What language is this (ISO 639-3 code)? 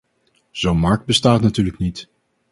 nld